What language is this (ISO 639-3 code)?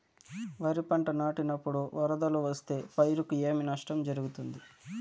tel